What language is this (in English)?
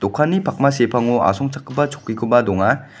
Garo